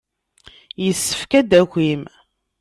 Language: Kabyle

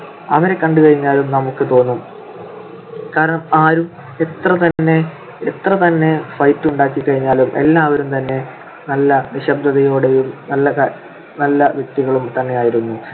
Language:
Malayalam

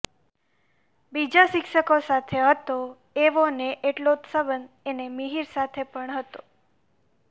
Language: Gujarati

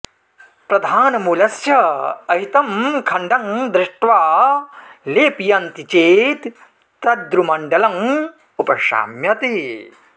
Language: Sanskrit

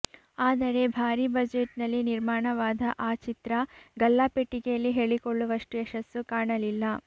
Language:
Kannada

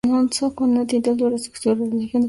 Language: Spanish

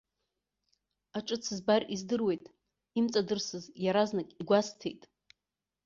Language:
Abkhazian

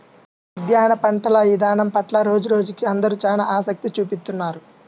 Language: Telugu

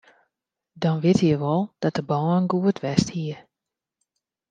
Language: Western Frisian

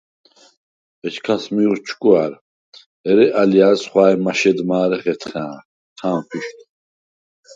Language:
Svan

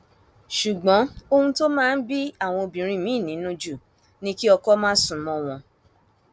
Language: Yoruba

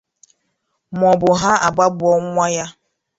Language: Igbo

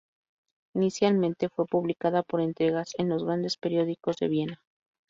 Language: Spanish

